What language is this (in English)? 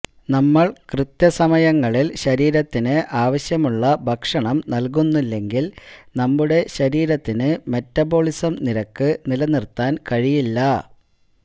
Malayalam